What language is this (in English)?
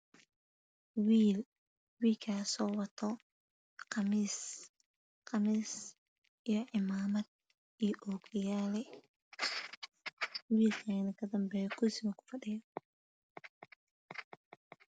Somali